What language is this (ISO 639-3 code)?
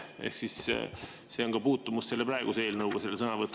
est